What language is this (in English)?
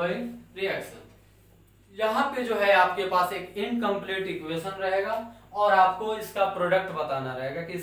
Hindi